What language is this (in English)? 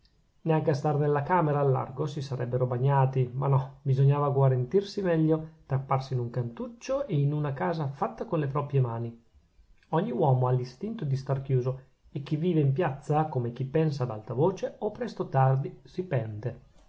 Italian